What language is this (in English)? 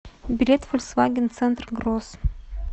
Russian